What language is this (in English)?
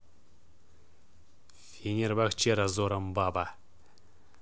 Russian